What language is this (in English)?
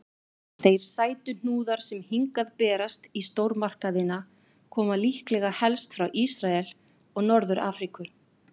Icelandic